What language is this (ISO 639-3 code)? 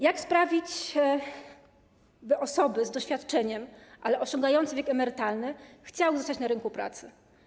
pol